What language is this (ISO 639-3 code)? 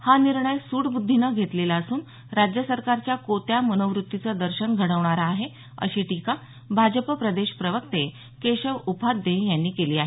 mar